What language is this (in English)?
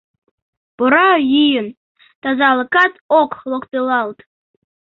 Mari